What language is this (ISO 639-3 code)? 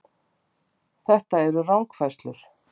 isl